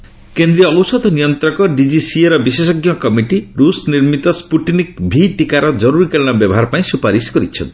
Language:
Odia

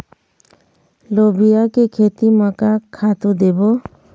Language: Chhattisgarhi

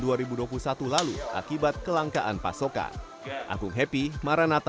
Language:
Indonesian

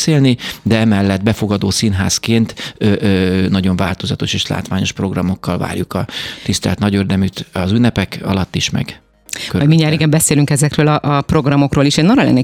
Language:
Hungarian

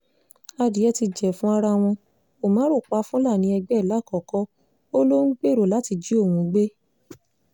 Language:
Yoruba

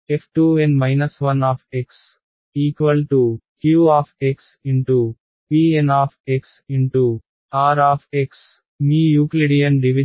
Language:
Telugu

